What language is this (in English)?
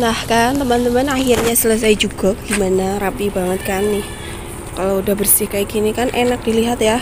Indonesian